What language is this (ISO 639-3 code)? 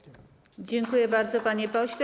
pol